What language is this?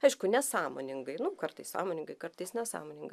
Lithuanian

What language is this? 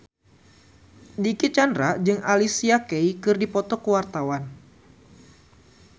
Sundanese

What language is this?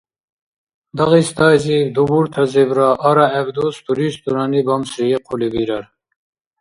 Dargwa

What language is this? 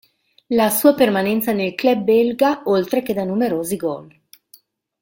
Italian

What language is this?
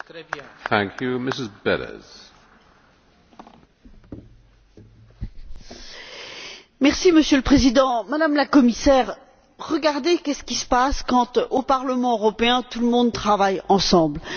French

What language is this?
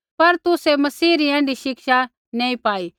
Kullu Pahari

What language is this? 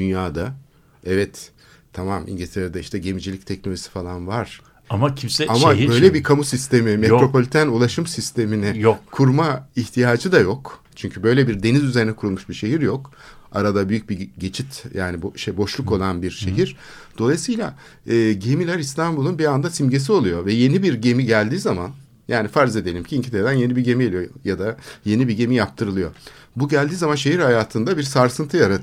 Turkish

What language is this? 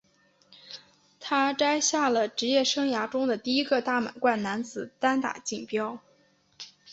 Chinese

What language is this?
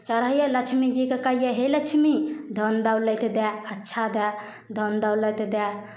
Maithili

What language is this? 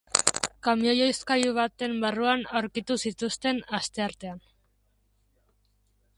Basque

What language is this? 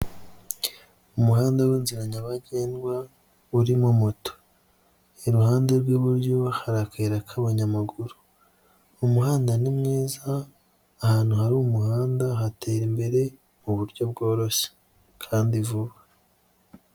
Kinyarwanda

